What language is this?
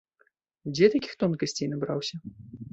Belarusian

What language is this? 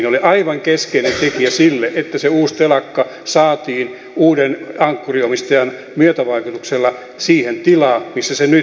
Finnish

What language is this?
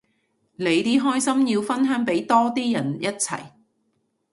Cantonese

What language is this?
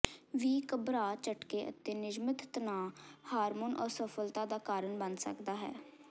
Punjabi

